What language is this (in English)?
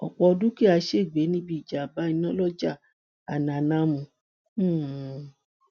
Yoruba